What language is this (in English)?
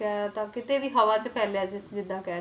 Punjabi